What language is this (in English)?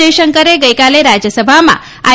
Gujarati